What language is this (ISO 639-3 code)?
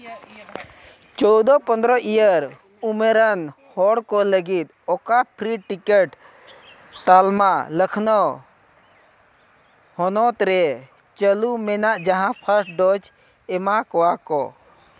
sat